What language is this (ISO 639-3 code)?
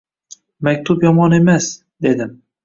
uzb